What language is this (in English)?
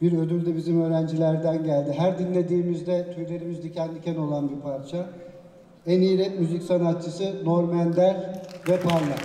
Turkish